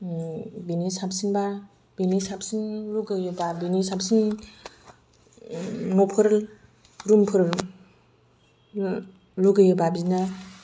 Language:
Bodo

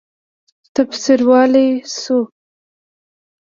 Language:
Pashto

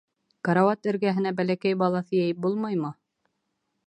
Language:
Bashkir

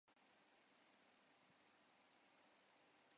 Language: Urdu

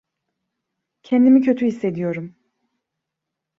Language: Turkish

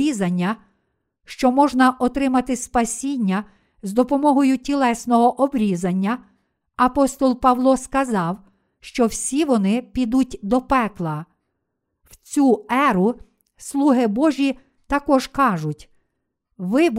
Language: Ukrainian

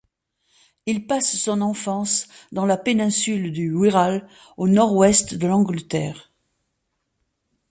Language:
French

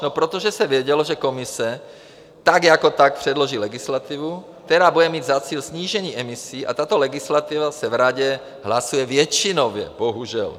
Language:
Czech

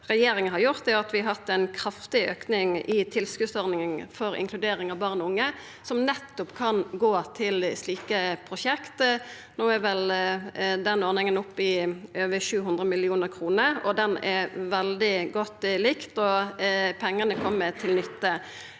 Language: Norwegian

